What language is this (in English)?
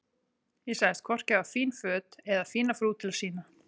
Icelandic